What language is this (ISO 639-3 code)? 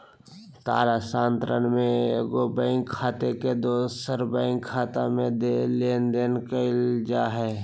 mag